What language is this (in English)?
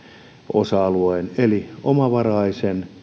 Finnish